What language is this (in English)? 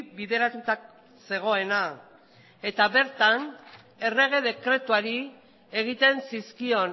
Basque